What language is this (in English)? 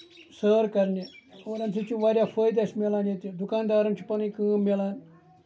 Kashmiri